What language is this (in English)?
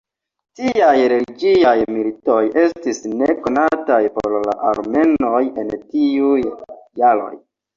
Esperanto